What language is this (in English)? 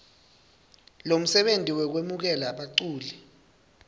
Swati